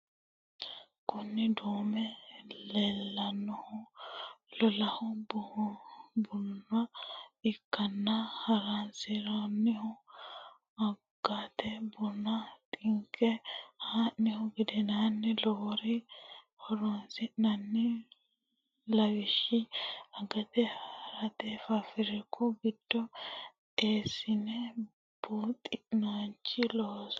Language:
Sidamo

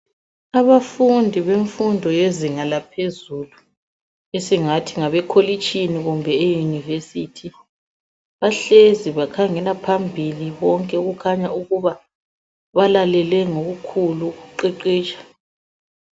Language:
North Ndebele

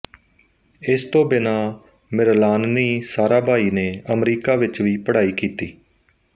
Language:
Punjabi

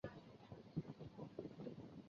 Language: Chinese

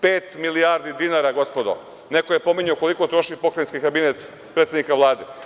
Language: Serbian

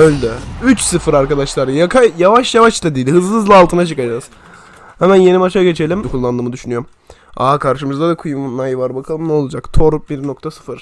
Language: Turkish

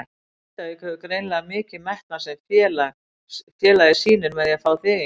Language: Icelandic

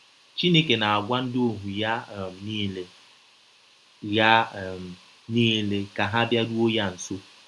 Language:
Igbo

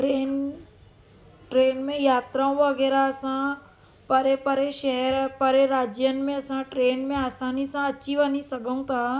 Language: Sindhi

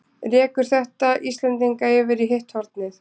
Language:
Icelandic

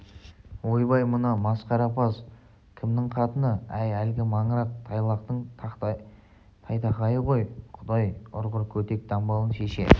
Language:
Kazakh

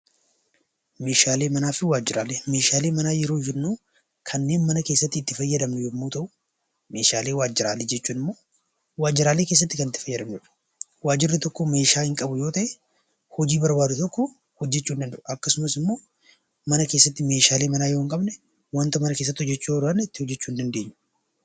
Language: Oromo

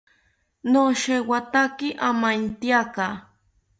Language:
South Ucayali Ashéninka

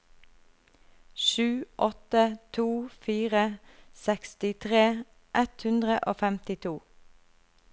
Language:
Norwegian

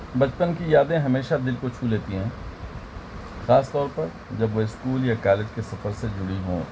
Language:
Urdu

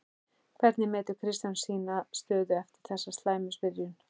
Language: Icelandic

